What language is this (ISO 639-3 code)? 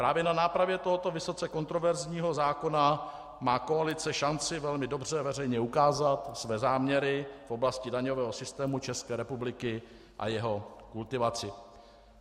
ces